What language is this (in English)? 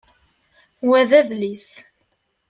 Kabyle